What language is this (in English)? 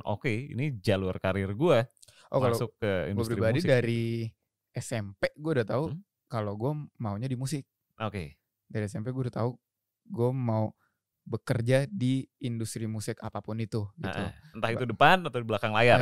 Indonesian